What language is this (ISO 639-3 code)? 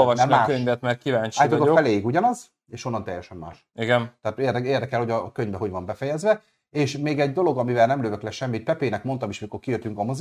hun